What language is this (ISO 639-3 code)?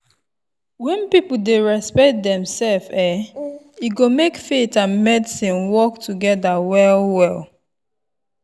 pcm